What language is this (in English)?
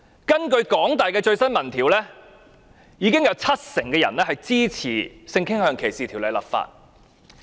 Cantonese